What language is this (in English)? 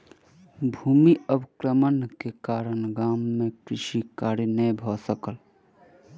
Maithili